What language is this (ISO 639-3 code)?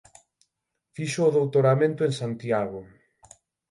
glg